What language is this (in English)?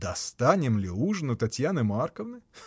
Russian